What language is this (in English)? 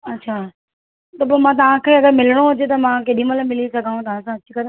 Sindhi